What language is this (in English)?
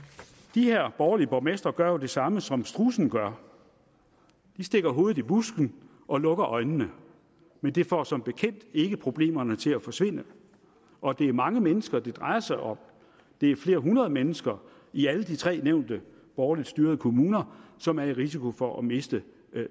Danish